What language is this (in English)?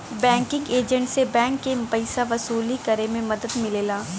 Bhojpuri